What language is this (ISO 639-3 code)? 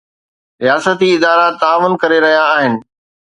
snd